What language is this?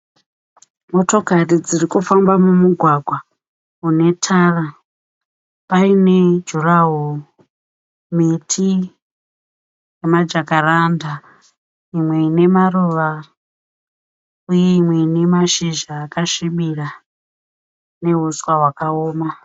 Shona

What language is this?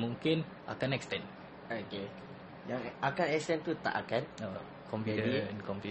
Malay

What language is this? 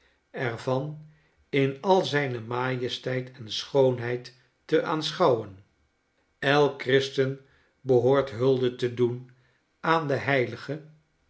Dutch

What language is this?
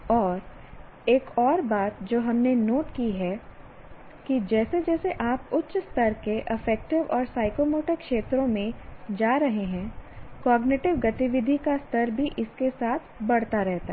Hindi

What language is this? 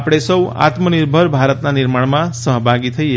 Gujarati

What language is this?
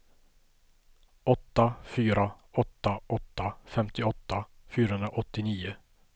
Swedish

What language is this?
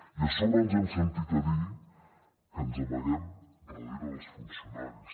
Catalan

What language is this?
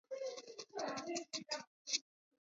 Georgian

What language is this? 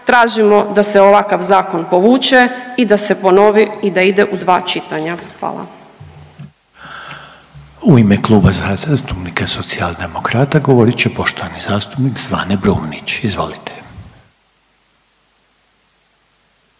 Croatian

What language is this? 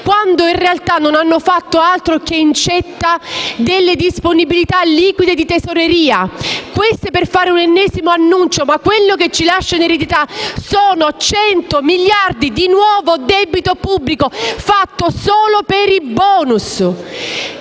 Italian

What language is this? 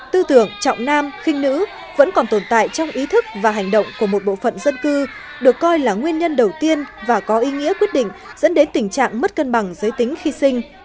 Vietnamese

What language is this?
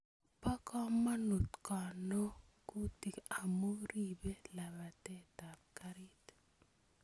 Kalenjin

